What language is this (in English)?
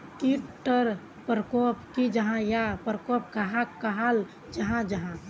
Magahi